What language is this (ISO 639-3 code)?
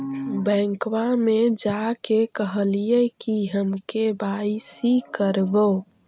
mag